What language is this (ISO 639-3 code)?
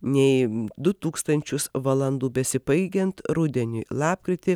lit